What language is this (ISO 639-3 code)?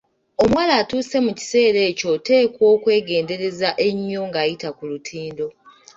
lug